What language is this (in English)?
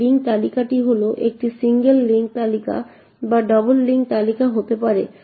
Bangla